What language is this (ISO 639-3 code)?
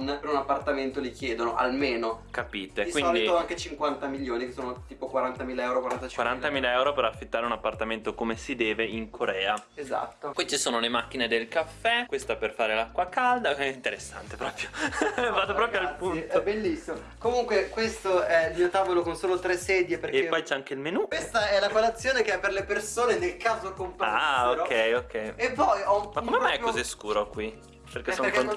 ita